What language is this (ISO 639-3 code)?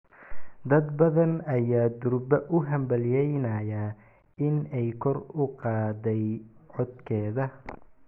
som